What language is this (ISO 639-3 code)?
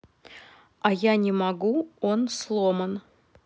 rus